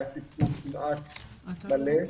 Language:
Hebrew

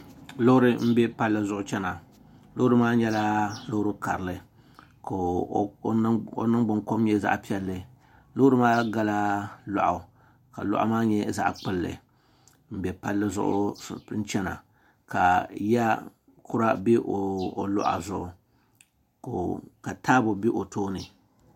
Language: Dagbani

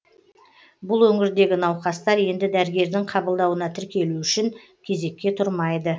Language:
Kazakh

